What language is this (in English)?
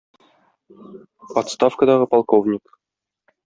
Tatar